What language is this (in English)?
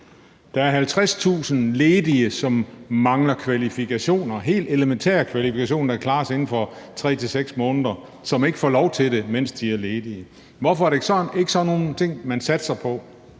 Danish